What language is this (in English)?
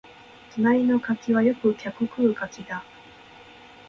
Japanese